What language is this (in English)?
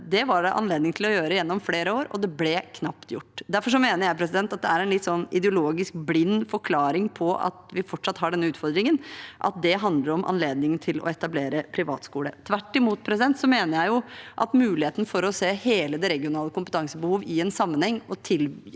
Norwegian